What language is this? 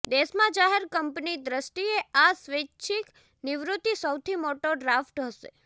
Gujarati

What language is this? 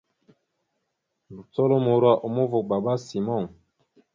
Mada (Cameroon)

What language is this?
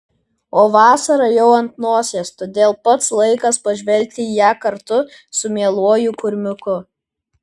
Lithuanian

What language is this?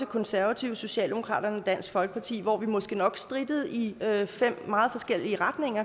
Danish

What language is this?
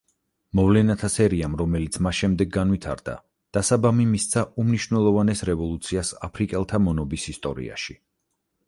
Georgian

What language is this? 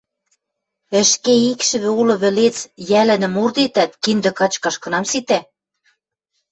Western Mari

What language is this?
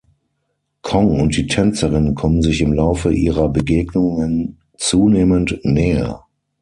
German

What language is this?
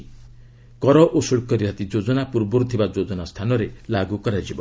Odia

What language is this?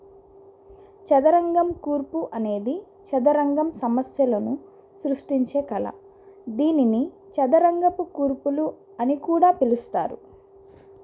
Telugu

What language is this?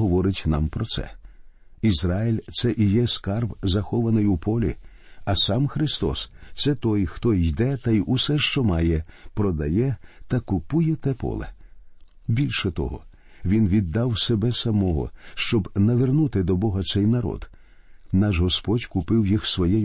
Ukrainian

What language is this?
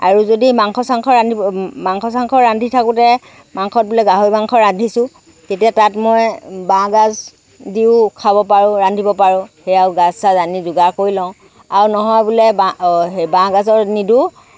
Assamese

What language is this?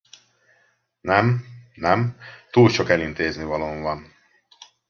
Hungarian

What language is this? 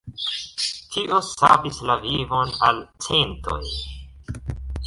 Esperanto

